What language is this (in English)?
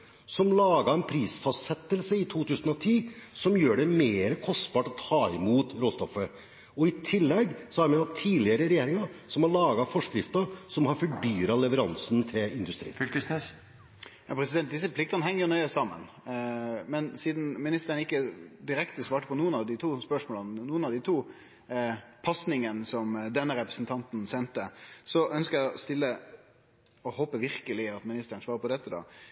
Norwegian